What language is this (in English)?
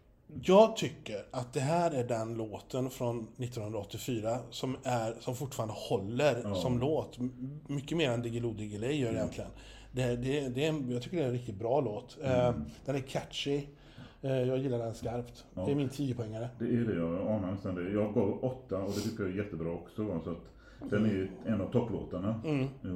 Swedish